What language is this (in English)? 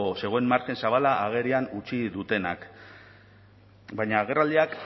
Basque